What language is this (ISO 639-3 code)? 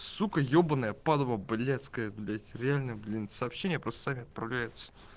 rus